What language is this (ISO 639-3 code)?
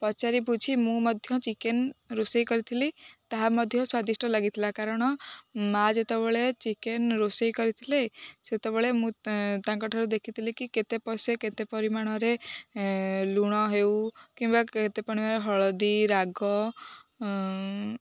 ori